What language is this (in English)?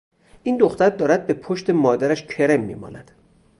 Persian